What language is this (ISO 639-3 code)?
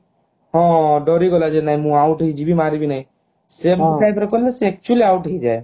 ori